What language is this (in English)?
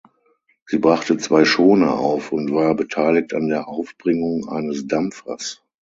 German